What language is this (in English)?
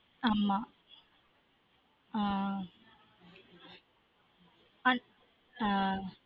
Tamil